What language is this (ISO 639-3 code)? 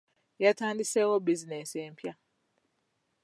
lug